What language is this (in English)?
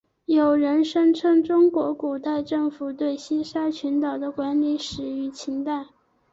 Chinese